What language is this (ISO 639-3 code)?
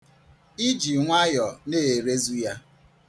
ibo